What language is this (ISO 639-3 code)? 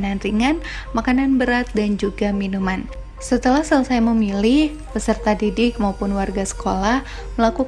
ind